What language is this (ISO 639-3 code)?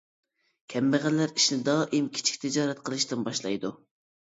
uig